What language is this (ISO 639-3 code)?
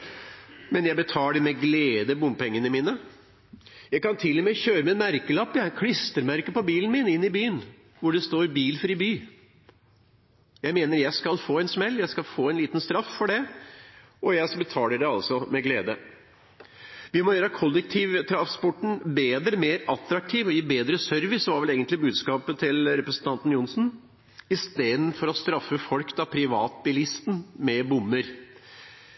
nob